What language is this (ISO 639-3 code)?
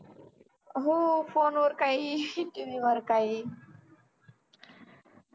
mar